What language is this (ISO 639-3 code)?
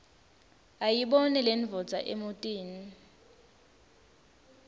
ssw